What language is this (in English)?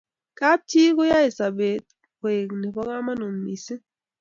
Kalenjin